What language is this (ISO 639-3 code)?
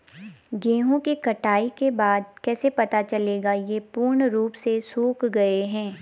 hin